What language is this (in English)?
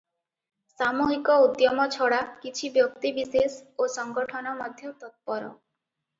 Odia